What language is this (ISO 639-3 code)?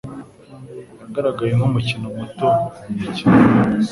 kin